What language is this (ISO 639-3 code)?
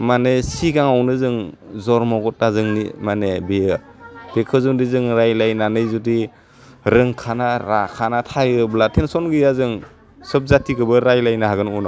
brx